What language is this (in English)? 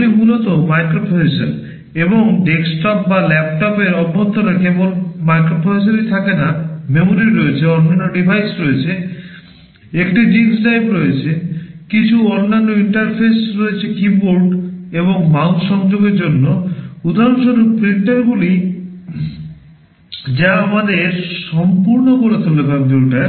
Bangla